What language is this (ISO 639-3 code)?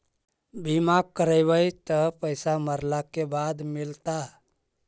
mag